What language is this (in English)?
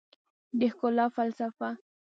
Pashto